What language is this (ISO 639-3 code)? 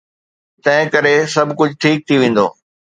snd